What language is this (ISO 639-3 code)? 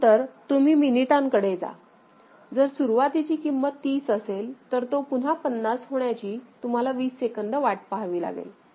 mar